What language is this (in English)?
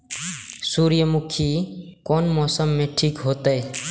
Maithili